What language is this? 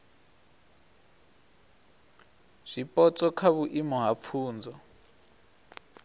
Venda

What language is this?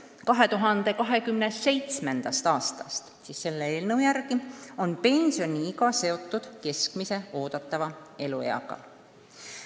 Estonian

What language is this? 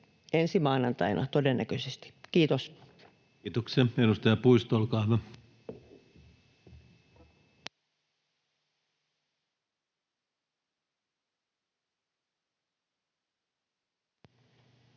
Finnish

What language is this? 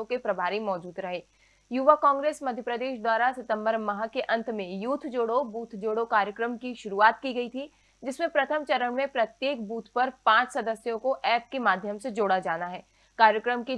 Hindi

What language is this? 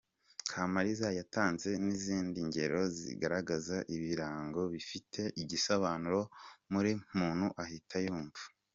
Kinyarwanda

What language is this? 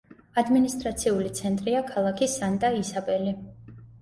Georgian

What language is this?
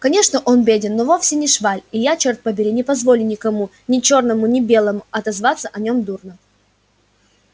Russian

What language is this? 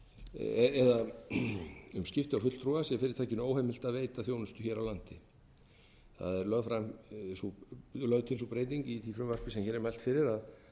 Icelandic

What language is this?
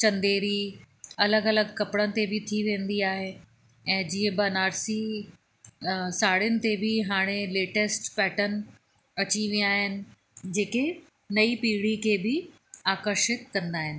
Sindhi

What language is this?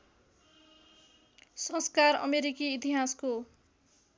Nepali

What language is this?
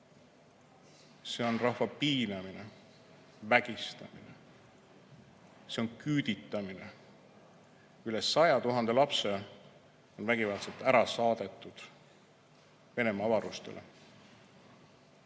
Estonian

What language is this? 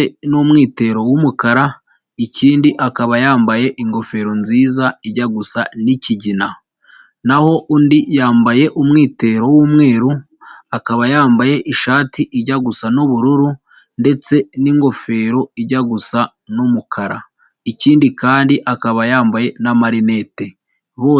Kinyarwanda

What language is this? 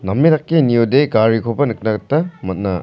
Garo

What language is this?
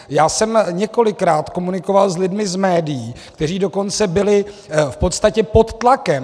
Czech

